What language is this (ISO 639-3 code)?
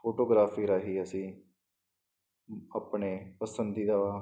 pan